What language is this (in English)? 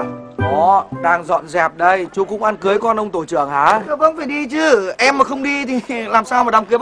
Vietnamese